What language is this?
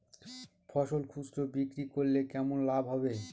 Bangla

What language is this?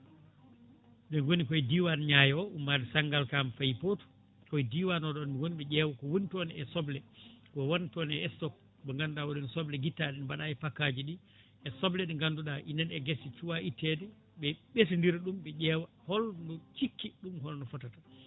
Fula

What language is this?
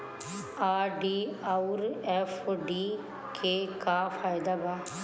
Bhojpuri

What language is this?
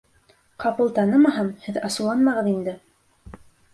Bashkir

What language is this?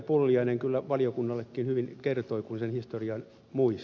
Finnish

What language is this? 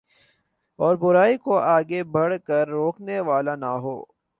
Urdu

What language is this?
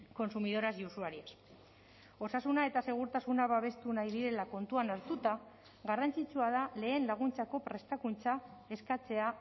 Basque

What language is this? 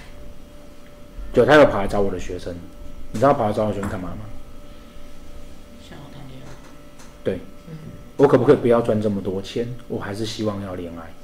Chinese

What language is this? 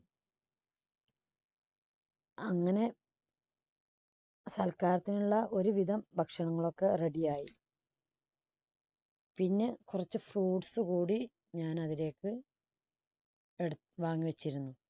Malayalam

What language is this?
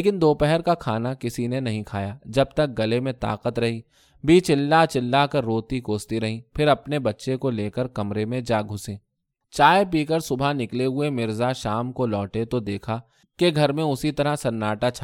Urdu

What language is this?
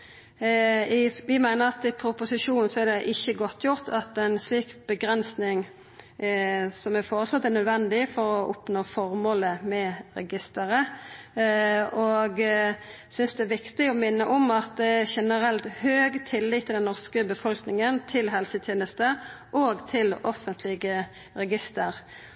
Norwegian Nynorsk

